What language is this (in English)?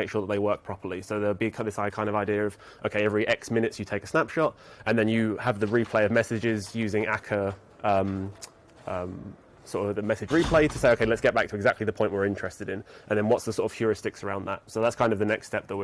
English